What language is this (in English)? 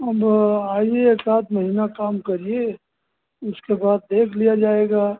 Hindi